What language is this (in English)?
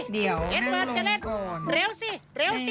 Thai